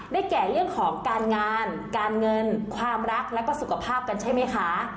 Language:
Thai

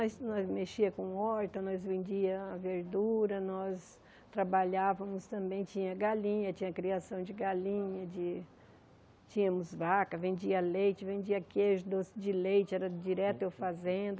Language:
Portuguese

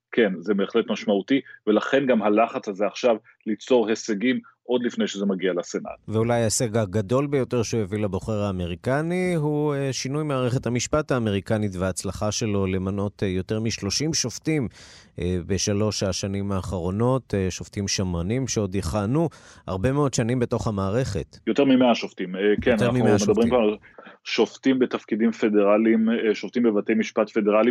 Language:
Hebrew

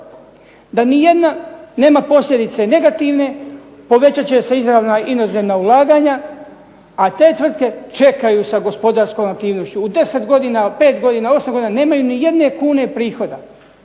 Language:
Croatian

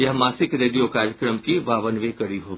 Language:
Hindi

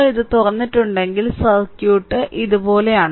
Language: Malayalam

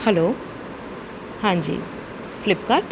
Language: Punjabi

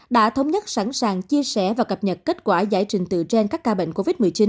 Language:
Vietnamese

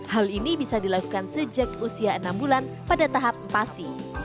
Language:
Indonesian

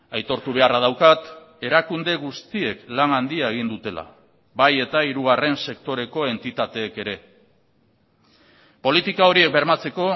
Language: Basque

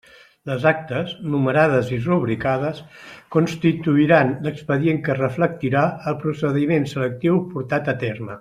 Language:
Catalan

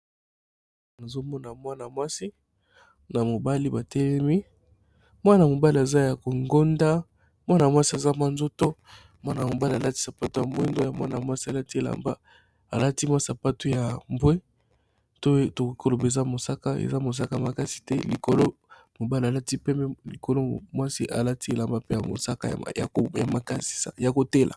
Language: Lingala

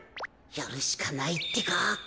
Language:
Japanese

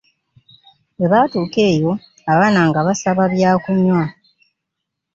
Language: Ganda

